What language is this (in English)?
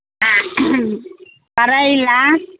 Maithili